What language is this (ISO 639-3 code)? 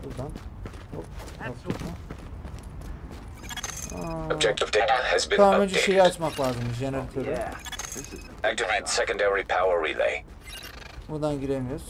tur